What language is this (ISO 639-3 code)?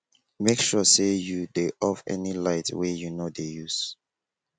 pcm